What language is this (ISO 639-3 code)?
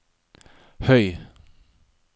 nor